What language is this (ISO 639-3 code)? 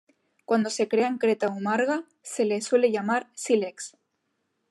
spa